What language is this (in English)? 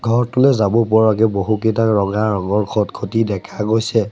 Assamese